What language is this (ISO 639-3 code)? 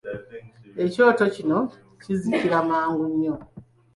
lug